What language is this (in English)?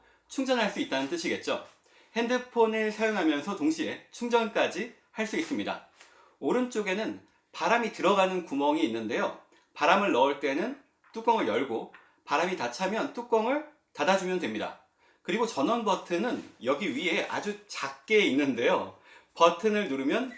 Korean